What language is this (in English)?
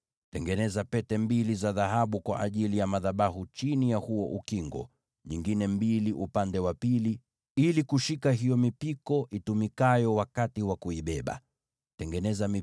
Swahili